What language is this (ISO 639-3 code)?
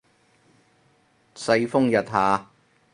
yue